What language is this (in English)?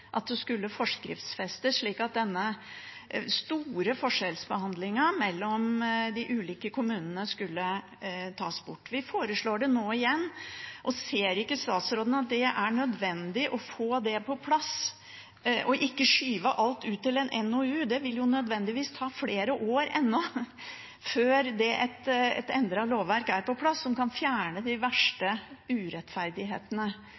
Norwegian Bokmål